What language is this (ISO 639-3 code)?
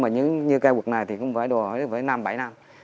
vie